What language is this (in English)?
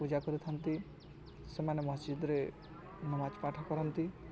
Odia